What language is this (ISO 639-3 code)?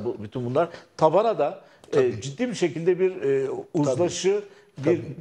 tur